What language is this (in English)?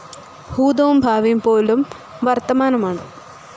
Malayalam